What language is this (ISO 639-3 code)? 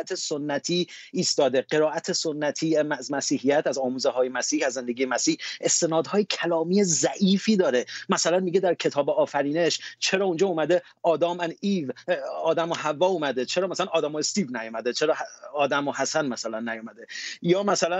fas